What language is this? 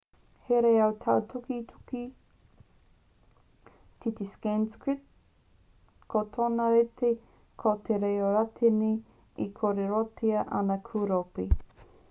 Māori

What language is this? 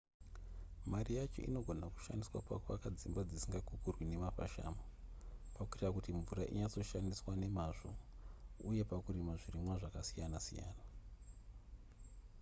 Shona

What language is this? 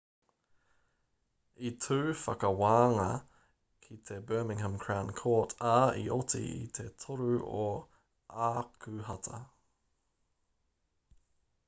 Māori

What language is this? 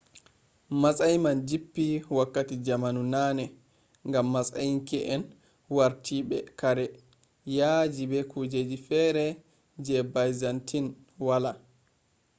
Fula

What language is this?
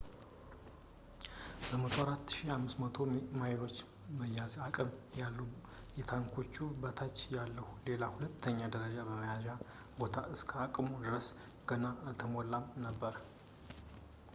Amharic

